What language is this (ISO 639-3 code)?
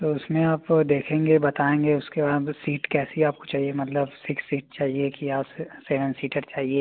hin